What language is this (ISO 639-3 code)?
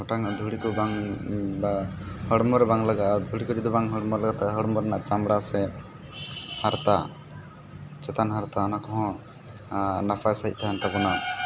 sat